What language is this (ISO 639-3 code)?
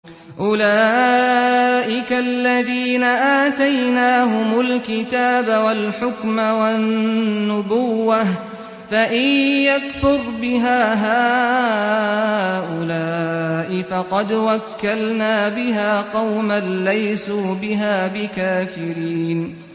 ara